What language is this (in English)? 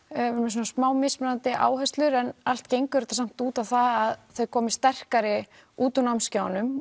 Icelandic